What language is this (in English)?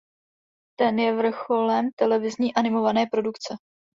Czech